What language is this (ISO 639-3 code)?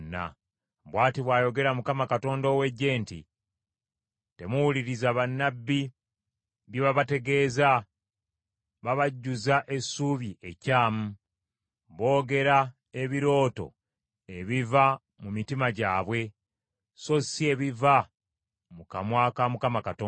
lug